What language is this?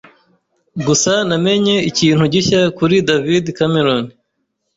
Kinyarwanda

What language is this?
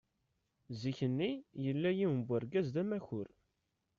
Kabyle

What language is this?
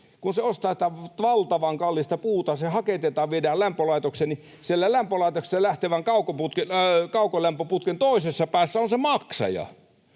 Finnish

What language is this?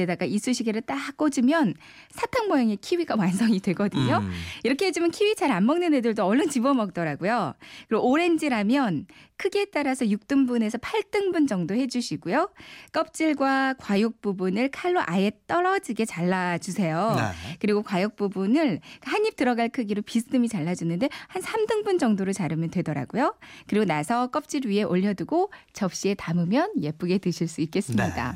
Korean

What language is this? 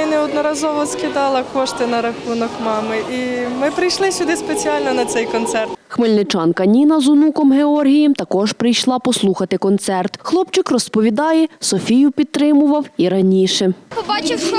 Ukrainian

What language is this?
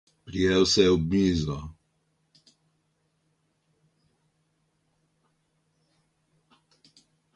Slovenian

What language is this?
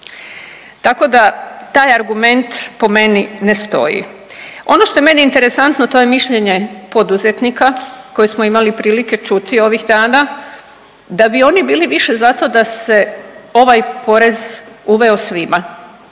Croatian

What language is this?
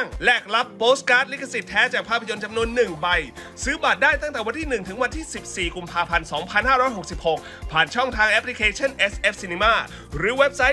Thai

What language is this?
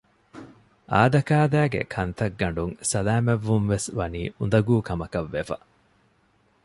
Divehi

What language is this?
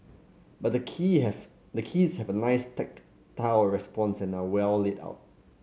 English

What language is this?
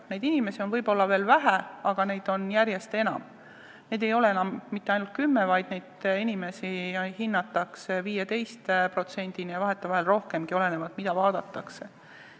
Estonian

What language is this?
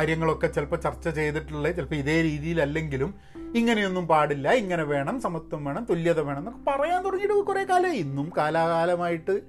Malayalam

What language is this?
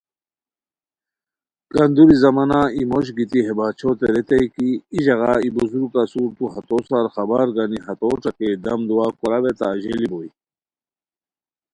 Khowar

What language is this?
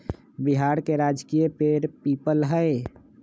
Magahi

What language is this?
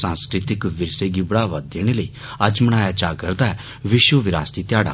Dogri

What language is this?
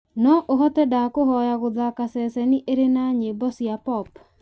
Kikuyu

